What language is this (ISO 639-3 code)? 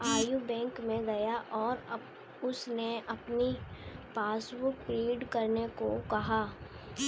hin